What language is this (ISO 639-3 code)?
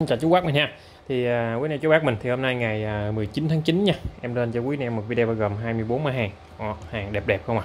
vie